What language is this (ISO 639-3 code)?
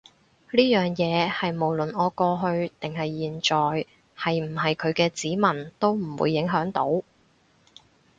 yue